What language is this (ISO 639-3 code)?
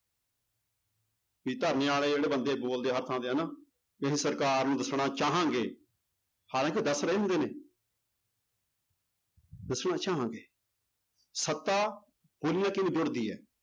pan